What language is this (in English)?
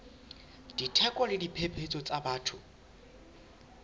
Southern Sotho